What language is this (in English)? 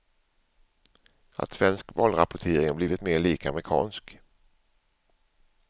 Swedish